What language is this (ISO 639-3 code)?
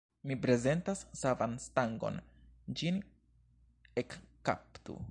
epo